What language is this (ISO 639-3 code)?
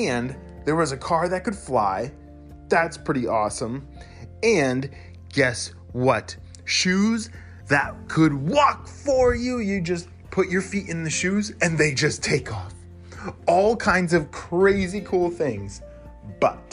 eng